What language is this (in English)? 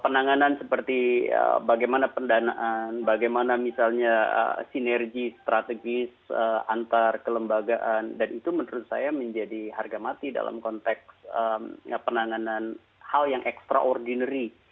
Indonesian